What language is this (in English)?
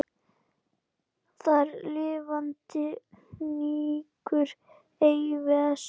Icelandic